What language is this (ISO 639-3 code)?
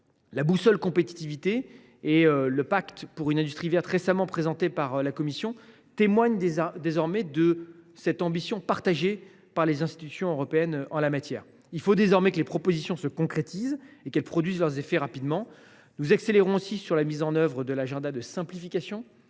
fra